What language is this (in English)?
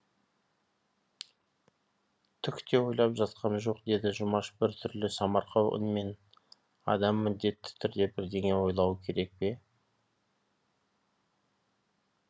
Kazakh